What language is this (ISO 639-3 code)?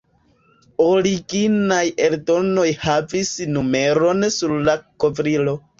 epo